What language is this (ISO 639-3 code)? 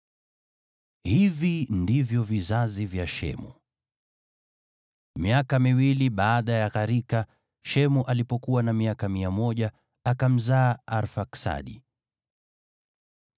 swa